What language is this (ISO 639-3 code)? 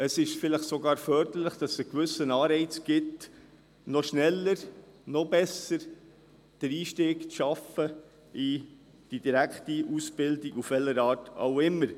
gsw